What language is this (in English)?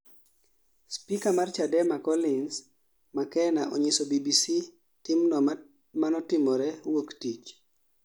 Luo (Kenya and Tanzania)